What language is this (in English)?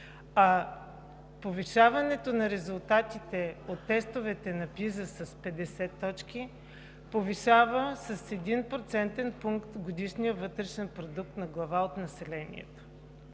Bulgarian